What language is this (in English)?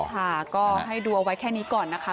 Thai